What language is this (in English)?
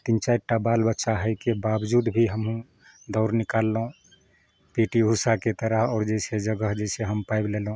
Maithili